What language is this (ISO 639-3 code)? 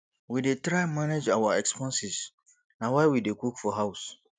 pcm